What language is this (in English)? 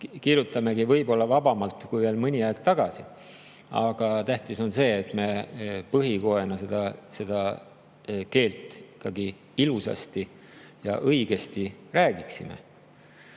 Estonian